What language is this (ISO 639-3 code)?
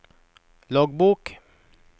nor